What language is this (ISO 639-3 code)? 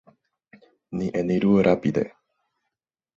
epo